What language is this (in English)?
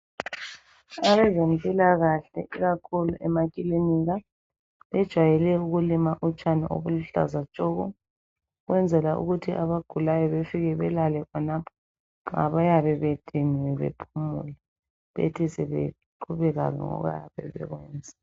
North Ndebele